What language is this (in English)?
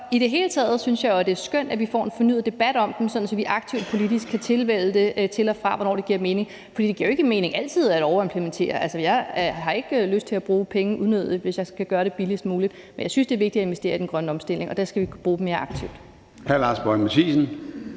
Danish